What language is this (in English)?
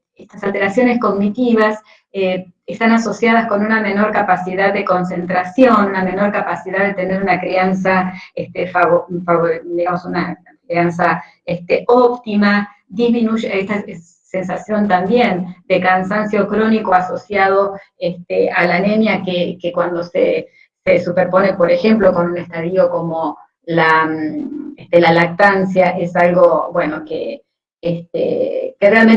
Spanish